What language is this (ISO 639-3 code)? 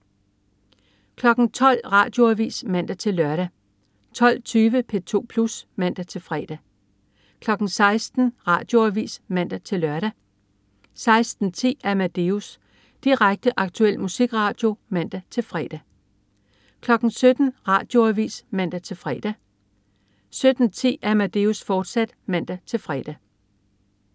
dan